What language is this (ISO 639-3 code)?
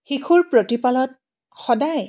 asm